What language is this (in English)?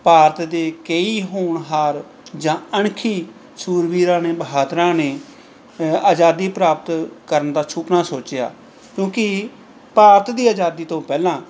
Punjabi